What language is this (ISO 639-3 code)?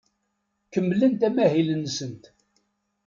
kab